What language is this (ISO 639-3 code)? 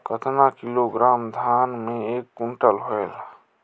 hne